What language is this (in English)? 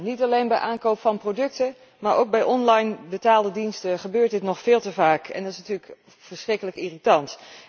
Dutch